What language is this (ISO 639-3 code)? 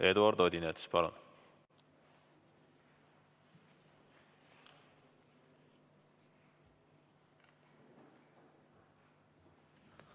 est